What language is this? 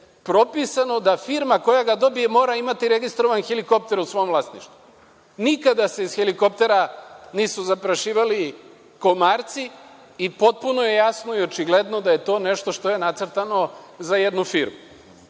Serbian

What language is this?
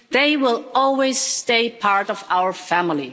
English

